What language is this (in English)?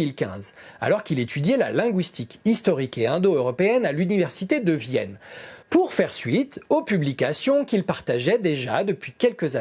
French